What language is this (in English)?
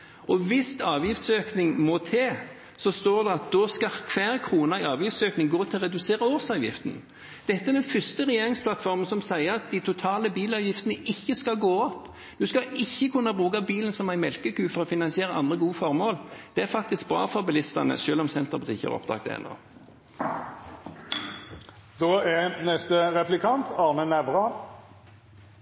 Norwegian Bokmål